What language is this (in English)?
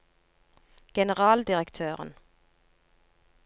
Norwegian